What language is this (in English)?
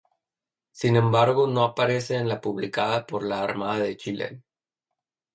Spanish